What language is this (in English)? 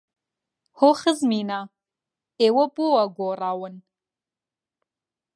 Central Kurdish